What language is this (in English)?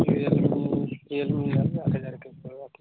Maithili